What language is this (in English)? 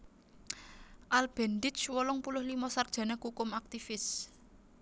Javanese